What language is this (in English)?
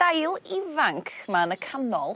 Welsh